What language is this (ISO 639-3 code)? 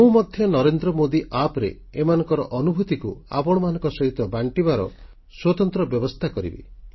ori